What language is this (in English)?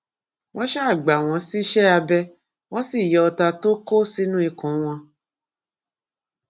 Yoruba